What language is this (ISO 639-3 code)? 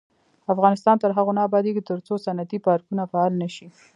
pus